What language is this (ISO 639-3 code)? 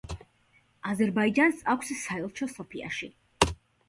kat